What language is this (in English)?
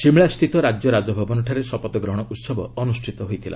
Odia